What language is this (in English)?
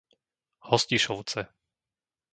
Slovak